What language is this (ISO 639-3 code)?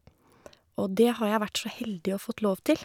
nor